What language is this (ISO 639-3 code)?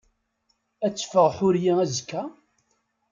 kab